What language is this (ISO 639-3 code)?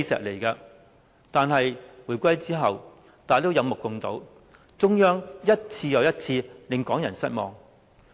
yue